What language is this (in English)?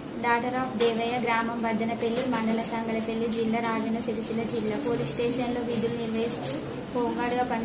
Turkish